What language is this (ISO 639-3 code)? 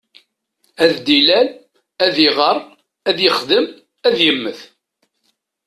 kab